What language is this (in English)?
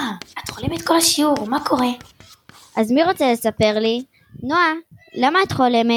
Hebrew